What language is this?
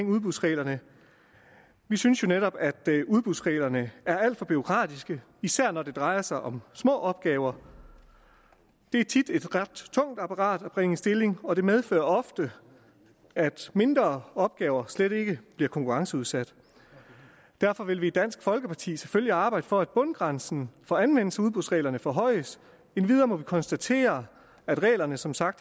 Danish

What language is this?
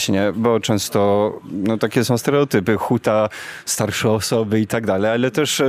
Polish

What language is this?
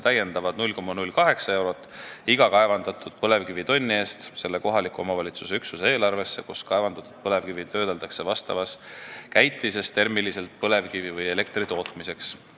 Estonian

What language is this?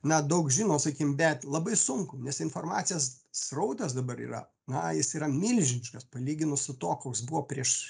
Lithuanian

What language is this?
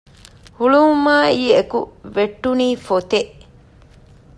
Divehi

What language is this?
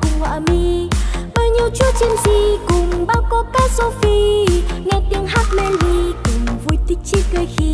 Vietnamese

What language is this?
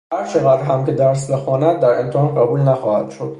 Persian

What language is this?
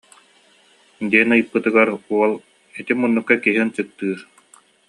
Yakut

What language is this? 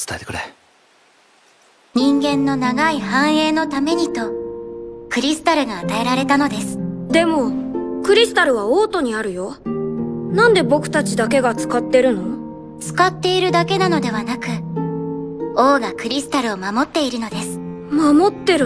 Japanese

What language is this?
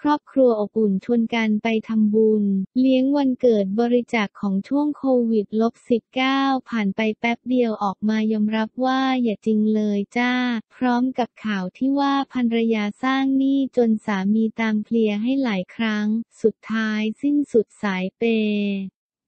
Thai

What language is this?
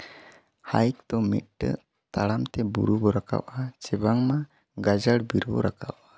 Santali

